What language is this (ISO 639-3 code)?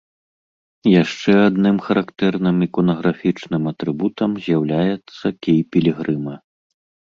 bel